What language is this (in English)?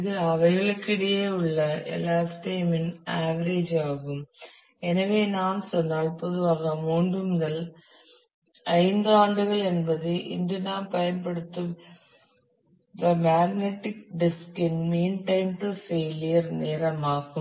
Tamil